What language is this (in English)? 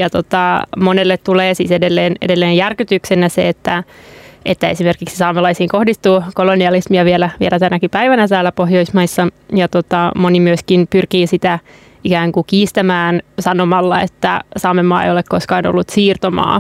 Finnish